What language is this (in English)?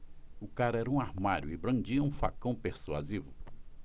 Portuguese